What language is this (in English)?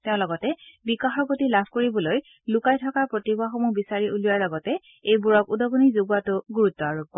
Assamese